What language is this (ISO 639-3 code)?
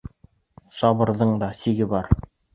bak